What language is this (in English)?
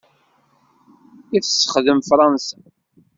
Kabyle